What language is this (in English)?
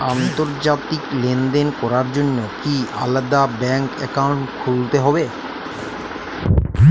Bangla